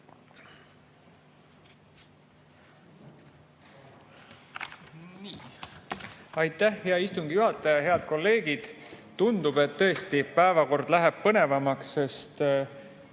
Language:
Estonian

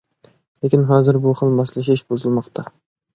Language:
Uyghur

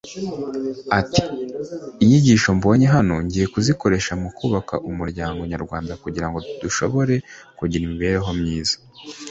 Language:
Kinyarwanda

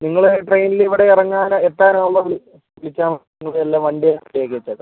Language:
Malayalam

